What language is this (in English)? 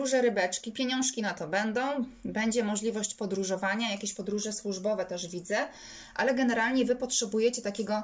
Polish